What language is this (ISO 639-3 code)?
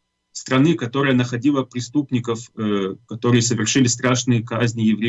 rus